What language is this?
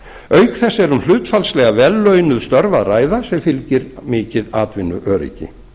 Icelandic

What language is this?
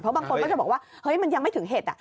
Thai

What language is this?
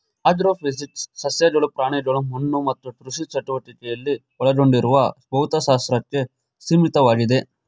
Kannada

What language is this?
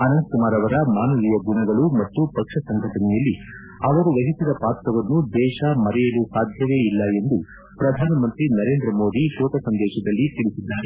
Kannada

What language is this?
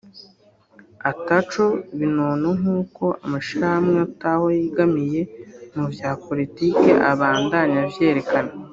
Kinyarwanda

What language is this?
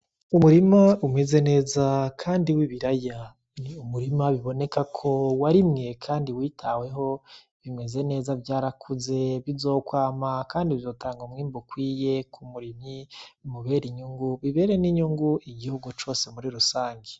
Rundi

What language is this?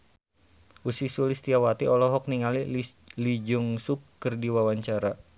Sundanese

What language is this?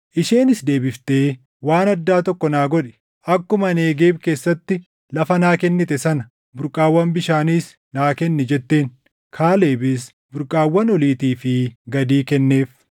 Oromo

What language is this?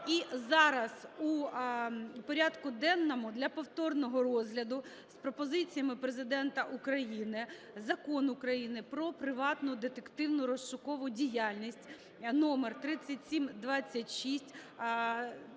Ukrainian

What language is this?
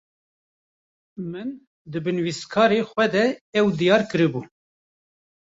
Kurdish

